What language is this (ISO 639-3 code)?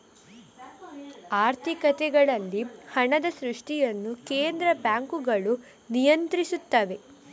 kan